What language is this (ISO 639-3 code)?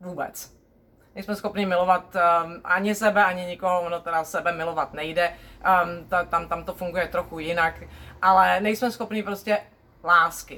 ces